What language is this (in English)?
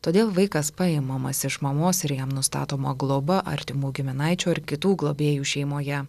Lithuanian